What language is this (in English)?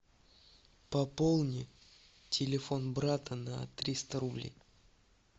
Russian